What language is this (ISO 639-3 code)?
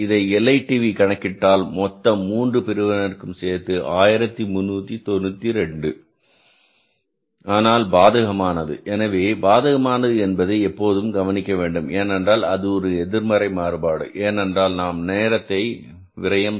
tam